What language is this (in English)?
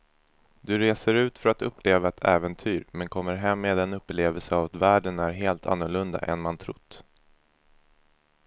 Swedish